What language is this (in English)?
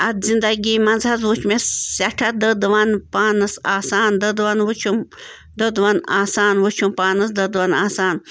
Kashmiri